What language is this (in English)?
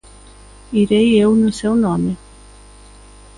Galician